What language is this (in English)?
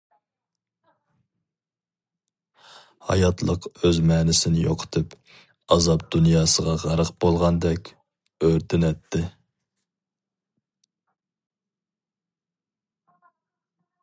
Uyghur